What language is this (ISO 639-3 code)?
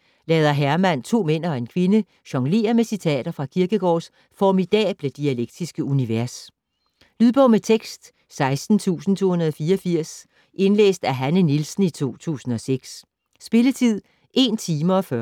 dan